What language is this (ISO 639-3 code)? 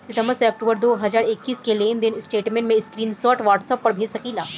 bho